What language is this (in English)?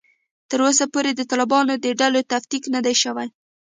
Pashto